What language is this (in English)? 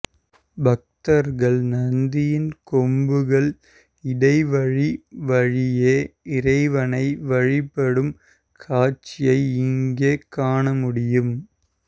Tamil